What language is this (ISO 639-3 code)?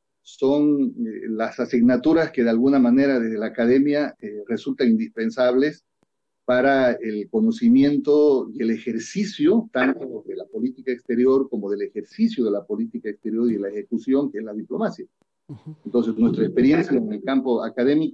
spa